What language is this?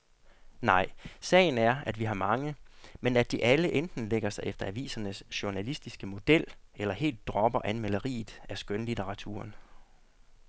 Danish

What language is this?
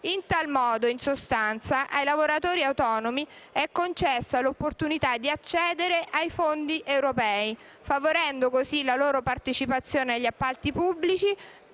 Italian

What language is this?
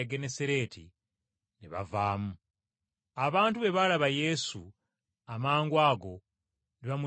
Ganda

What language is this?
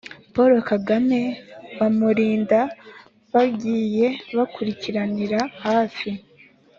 Kinyarwanda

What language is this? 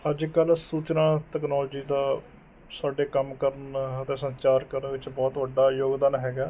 Punjabi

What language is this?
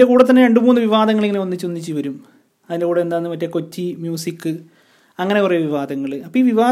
Malayalam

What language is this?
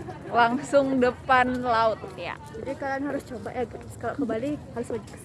Indonesian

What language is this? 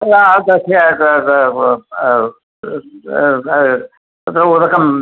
Sanskrit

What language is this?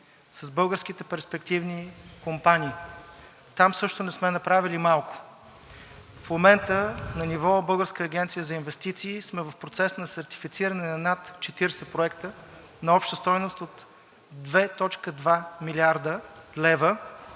Bulgarian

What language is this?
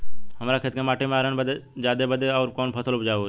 Bhojpuri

